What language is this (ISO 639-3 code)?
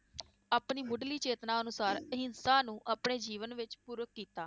pan